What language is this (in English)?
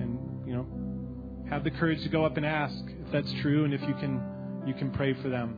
English